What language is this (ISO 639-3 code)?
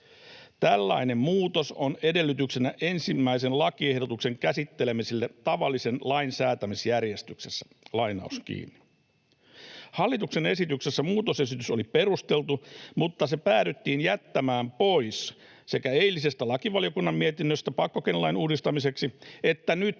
fin